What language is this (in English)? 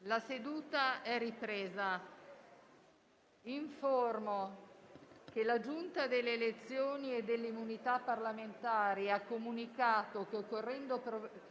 Italian